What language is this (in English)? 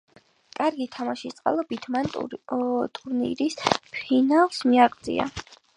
Georgian